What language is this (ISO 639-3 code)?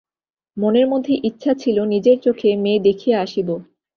ben